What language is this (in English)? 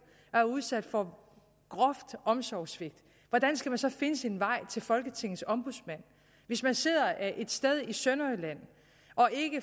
Danish